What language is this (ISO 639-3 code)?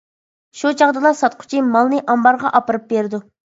uig